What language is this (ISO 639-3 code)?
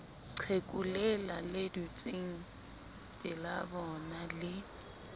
sot